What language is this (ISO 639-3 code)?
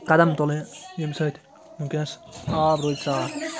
kas